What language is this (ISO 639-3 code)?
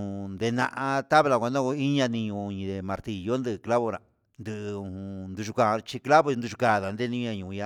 mxs